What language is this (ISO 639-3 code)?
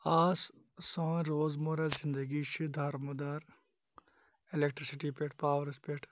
kas